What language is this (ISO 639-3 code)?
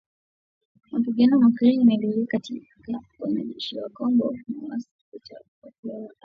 swa